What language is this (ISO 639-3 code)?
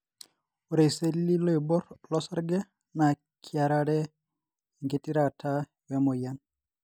mas